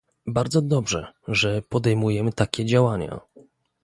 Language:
Polish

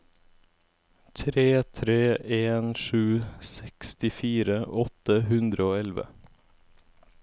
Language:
Norwegian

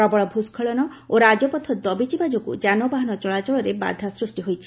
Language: Odia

